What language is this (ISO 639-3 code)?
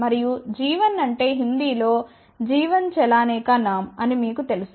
tel